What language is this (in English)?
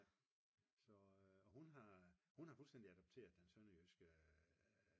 Danish